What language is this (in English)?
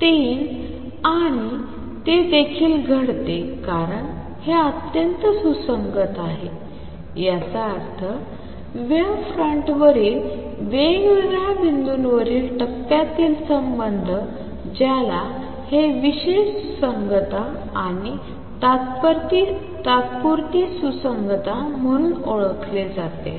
Marathi